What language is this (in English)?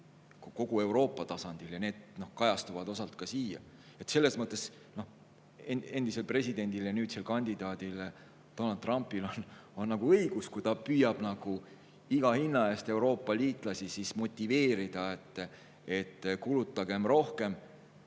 Estonian